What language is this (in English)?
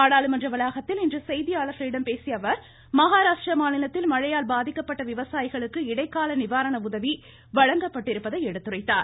Tamil